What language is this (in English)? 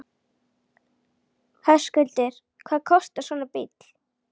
Icelandic